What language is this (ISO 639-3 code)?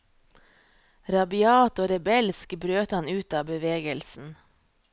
nor